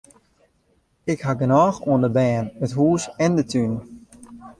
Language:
Western Frisian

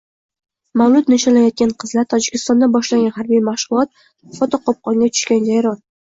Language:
Uzbek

